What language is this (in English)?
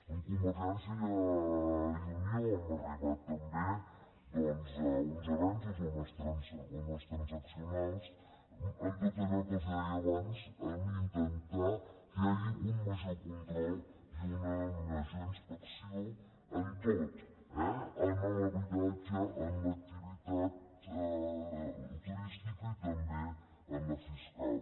Catalan